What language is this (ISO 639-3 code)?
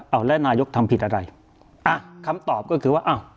tha